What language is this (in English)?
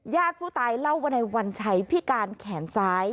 Thai